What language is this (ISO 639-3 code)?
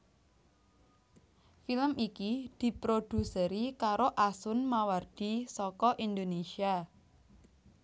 jav